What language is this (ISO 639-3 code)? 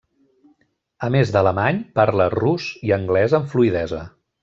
cat